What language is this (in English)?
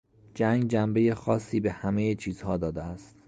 Persian